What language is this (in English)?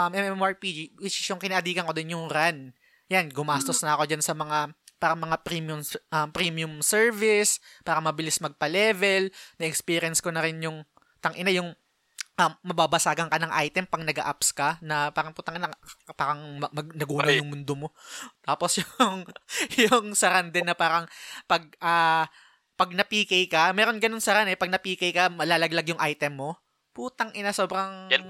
Filipino